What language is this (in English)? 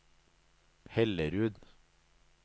Norwegian